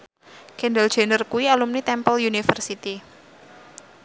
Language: Javanese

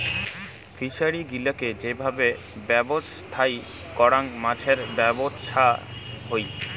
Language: Bangla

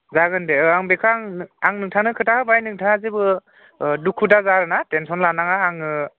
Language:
Bodo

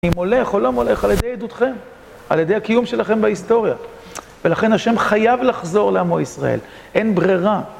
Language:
Hebrew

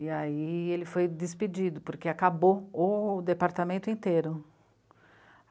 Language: Portuguese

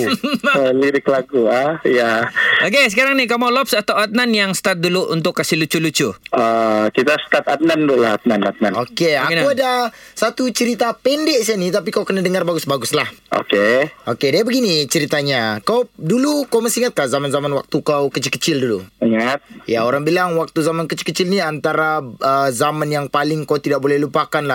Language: Malay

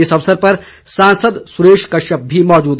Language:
Hindi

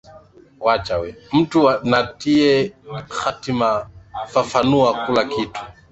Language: Swahili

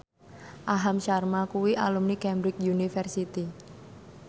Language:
Javanese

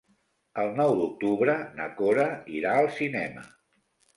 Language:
Catalan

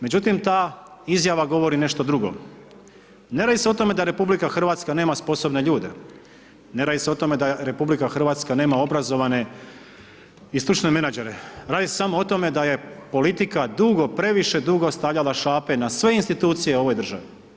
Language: Croatian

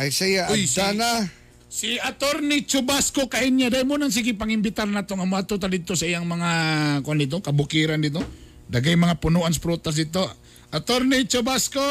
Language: Filipino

